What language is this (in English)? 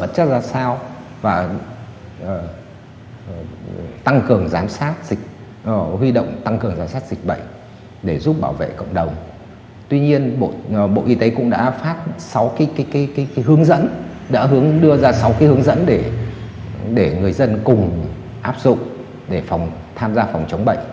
Vietnamese